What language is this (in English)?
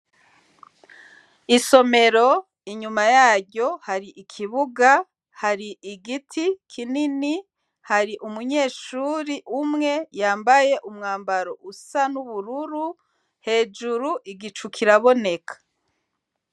Rundi